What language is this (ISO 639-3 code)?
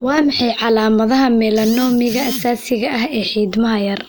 som